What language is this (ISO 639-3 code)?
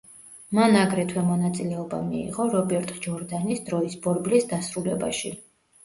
kat